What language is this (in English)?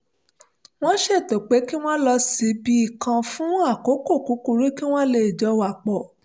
Yoruba